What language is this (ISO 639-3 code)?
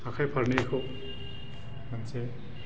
brx